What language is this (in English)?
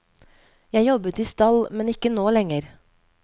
Norwegian